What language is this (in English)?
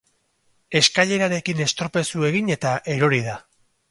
Basque